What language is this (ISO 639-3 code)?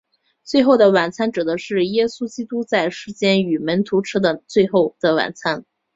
zho